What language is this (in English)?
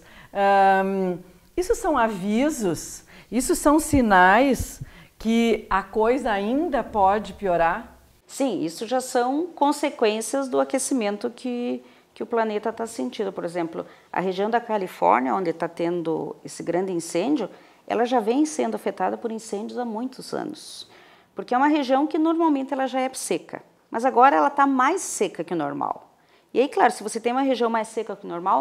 Portuguese